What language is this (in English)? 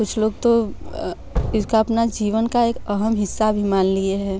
Hindi